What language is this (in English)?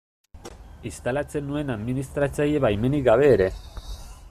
Basque